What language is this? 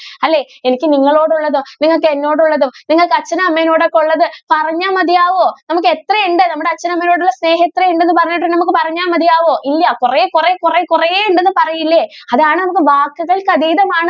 Malayalam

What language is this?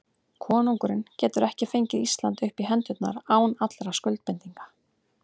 Icelandic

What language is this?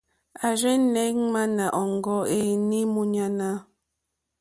Mokpwe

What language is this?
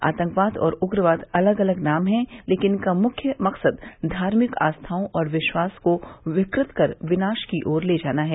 Hindi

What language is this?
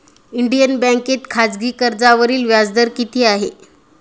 Marathi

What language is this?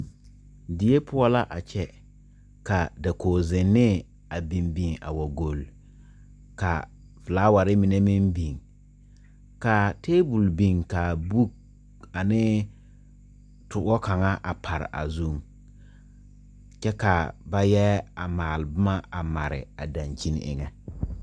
Southern Dagaare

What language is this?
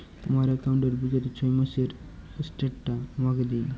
Bangla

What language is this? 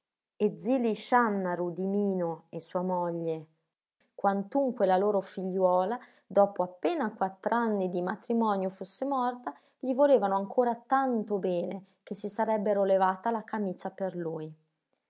Italian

